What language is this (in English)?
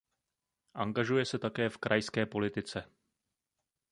Czech